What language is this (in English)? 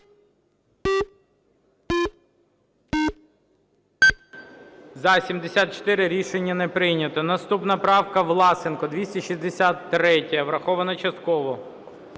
Ukrainian